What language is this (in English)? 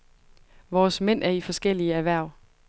Danish